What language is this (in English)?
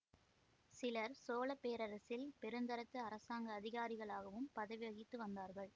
Tamil